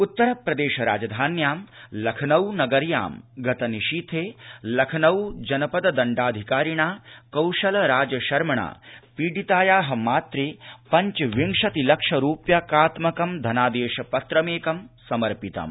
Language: Sanskrit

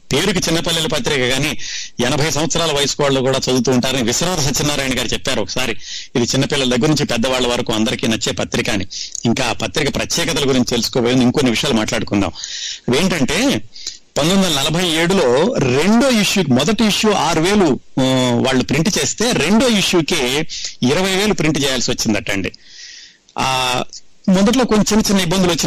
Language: Telugu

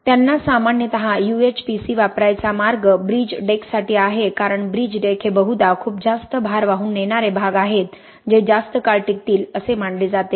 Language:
Marathi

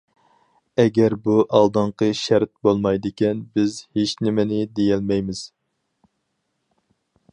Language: Uyghur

